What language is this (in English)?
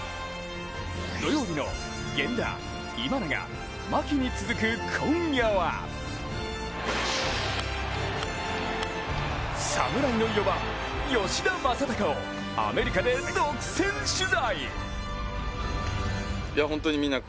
Japanese